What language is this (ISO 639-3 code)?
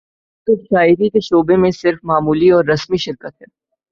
urd